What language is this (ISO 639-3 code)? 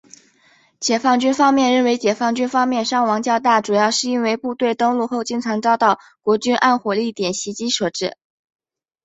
zho